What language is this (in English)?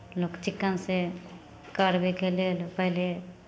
Maithili